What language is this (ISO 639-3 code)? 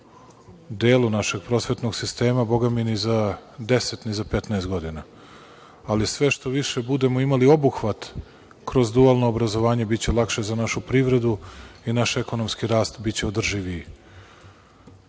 srp